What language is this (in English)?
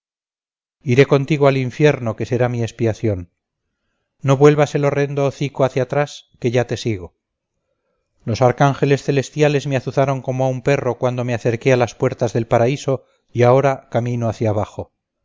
Spanish